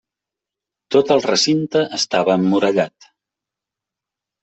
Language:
Catalan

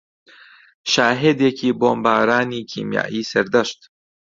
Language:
Central Kurdish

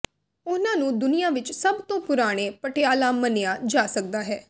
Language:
Punjabi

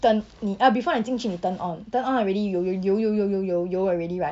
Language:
English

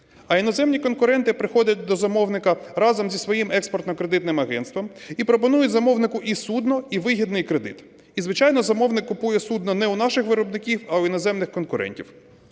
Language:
Ukrainian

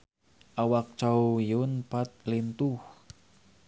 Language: Sundanese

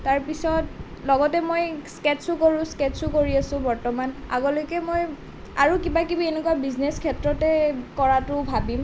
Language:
Assamese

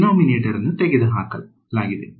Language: Kannada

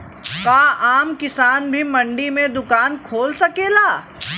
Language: Bhojpuri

